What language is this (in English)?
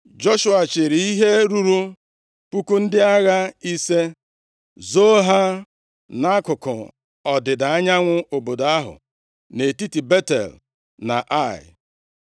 Igbo